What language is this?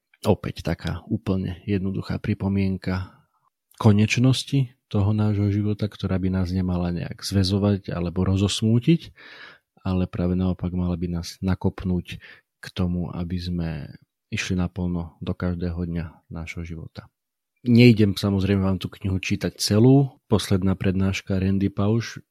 Slovak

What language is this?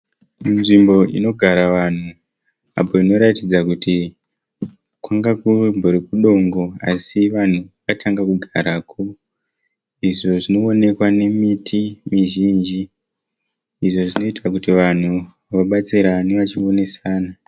Shona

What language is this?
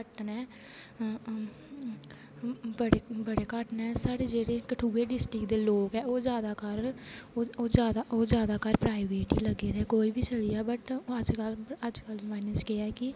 Dogri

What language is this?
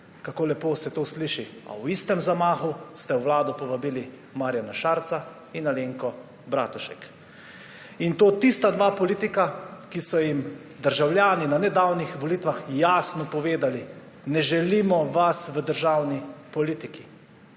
Slovenian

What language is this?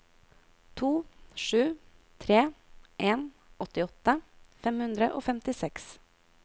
Norwegian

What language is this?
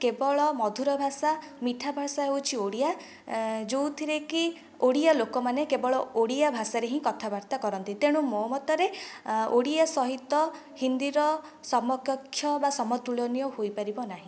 Odia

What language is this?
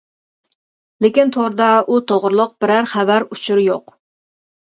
Uyghur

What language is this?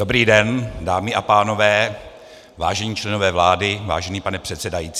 Czech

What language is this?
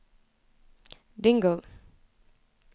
Swedish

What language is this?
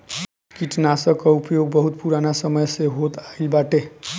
Bhojpuri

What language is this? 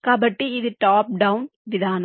Telugu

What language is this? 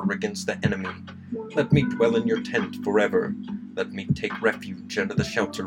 English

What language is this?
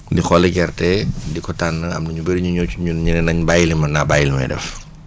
Wolof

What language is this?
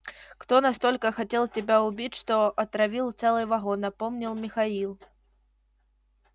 Russian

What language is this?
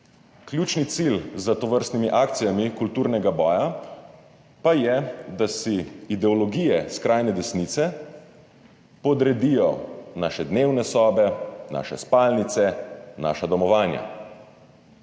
Slovenian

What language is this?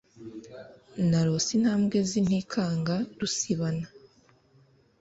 Kinyarwanda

